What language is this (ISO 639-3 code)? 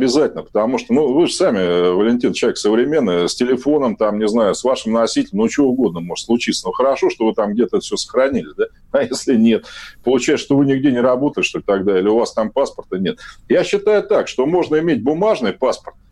rus